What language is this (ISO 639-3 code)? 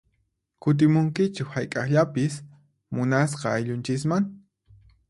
qxp